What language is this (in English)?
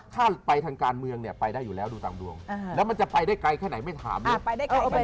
Thai